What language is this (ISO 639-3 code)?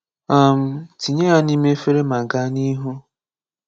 ibo